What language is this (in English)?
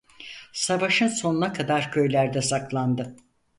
Turkish